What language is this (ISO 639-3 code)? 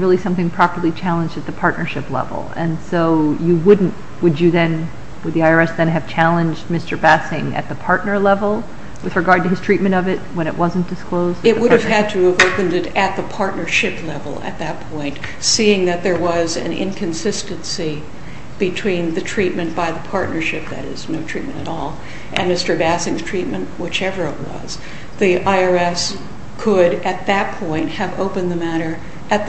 eng